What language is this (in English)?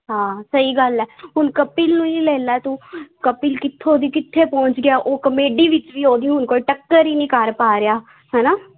Punjabi